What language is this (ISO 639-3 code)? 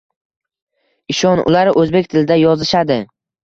uzb